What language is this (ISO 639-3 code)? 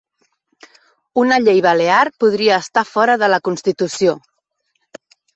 cat